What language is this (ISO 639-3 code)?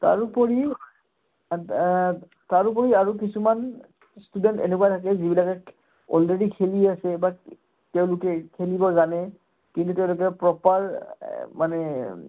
asm